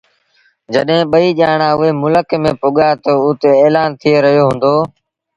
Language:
Sindhi Bhil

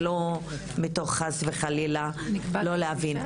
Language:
Hebrew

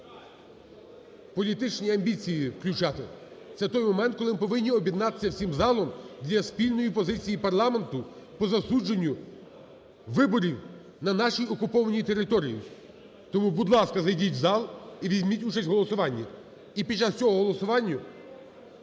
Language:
Ukrainian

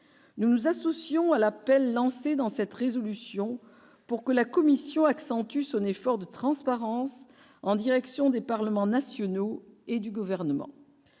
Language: French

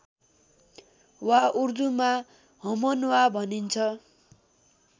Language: Nepali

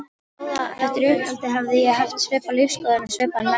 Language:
Icelandic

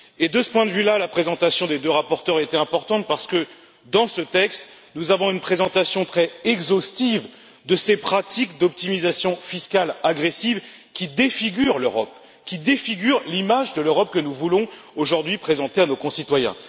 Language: French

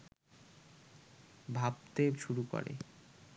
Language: Bangla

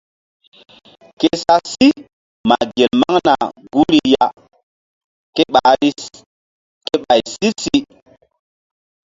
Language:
Mbum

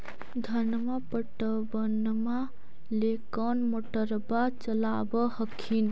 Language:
Magahi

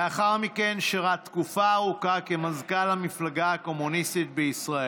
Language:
Hebrew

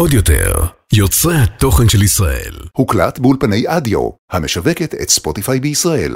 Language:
Hebrew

